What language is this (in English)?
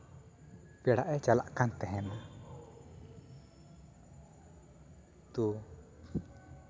Santali